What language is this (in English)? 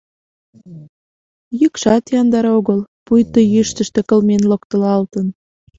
Mari